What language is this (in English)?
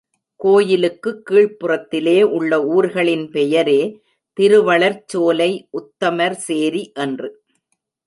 Tamil